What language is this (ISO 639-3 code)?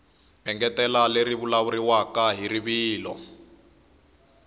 tso